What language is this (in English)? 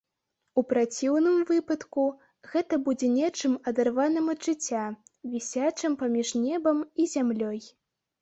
Belarusian